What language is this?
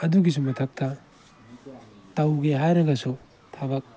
Manipuri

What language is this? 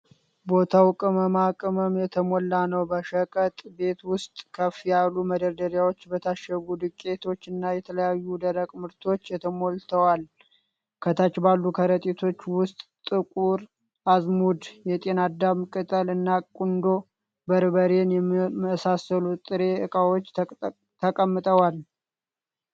Amharic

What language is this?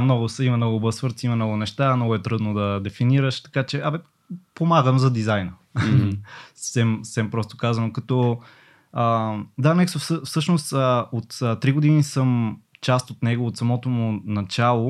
Bulgarian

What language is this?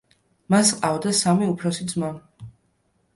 Georgian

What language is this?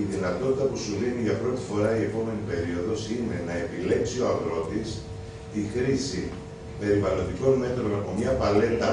Greek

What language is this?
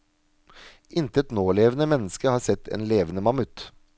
Norwegian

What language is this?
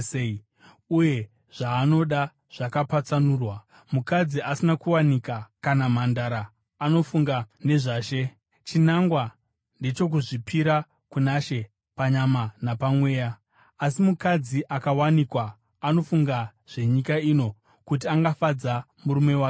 Shona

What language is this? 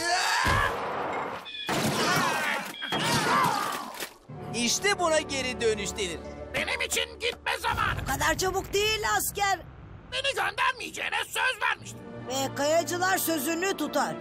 Turkish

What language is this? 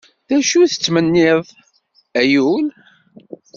Kabyle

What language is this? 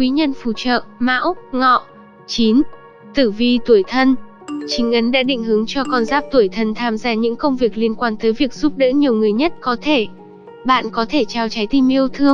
Vietnamese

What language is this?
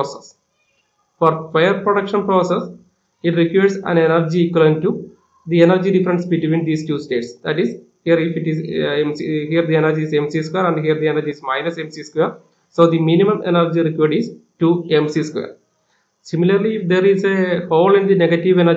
English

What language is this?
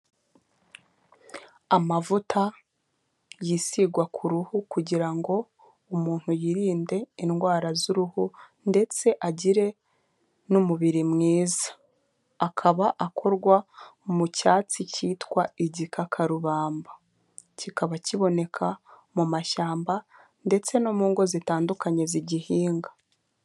Kinyarwanda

